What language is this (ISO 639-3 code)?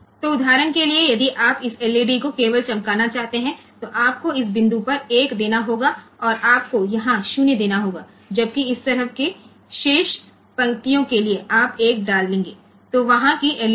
guj